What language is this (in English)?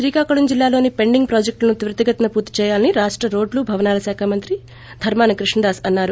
Telugu